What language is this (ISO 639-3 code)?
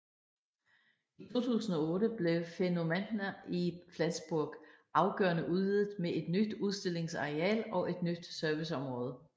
dan